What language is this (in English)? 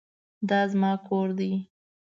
Pashto